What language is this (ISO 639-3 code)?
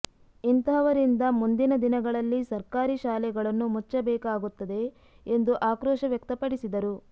kan